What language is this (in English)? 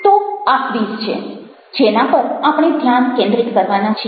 Gujarati